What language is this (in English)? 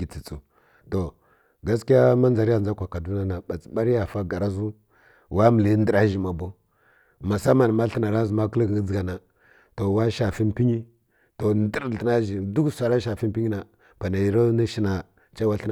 Kirya-Konzəl